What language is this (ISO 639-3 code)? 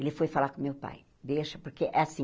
por